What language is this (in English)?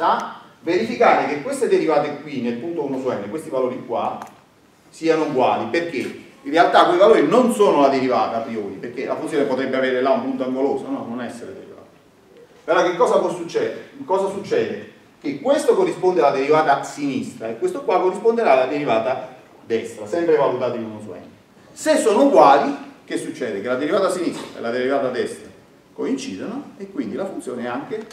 Italian